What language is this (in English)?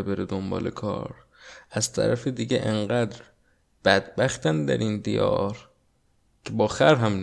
Persian